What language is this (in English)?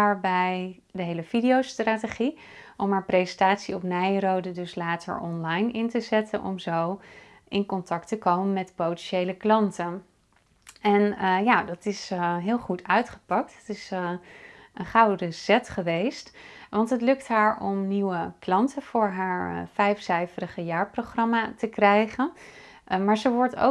Dutch